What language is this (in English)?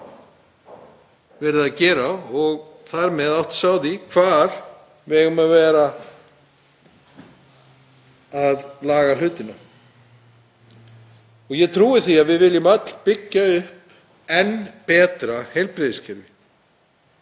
Icelandic